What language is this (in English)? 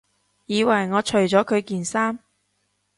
Cantonese